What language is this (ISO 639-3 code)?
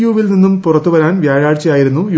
mal